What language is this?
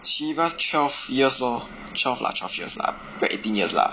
English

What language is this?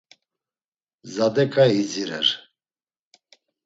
Laz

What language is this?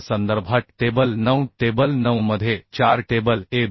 Marathi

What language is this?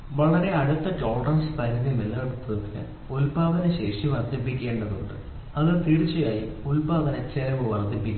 Malayalam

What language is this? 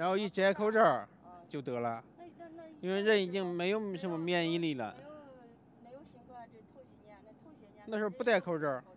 Chinese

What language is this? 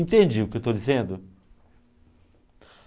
Portuguese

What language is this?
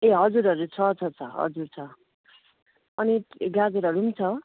Nepali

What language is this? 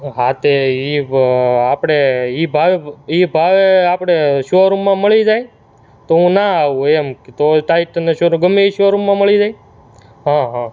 Gujarati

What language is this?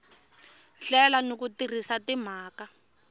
Tsonga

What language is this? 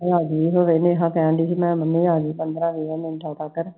Punjabi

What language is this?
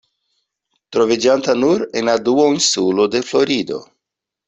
Esperanto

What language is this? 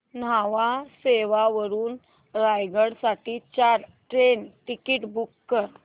Marathi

